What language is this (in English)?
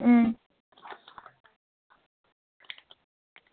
Dogri